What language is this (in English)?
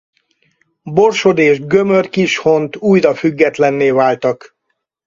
Hungarian